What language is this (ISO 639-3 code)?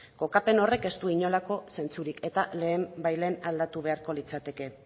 eus